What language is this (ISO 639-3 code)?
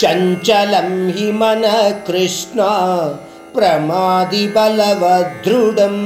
hin